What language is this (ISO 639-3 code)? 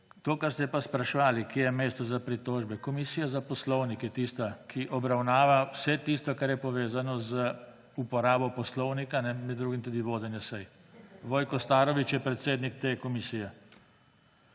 slv